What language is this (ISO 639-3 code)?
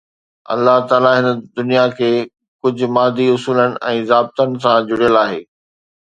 snd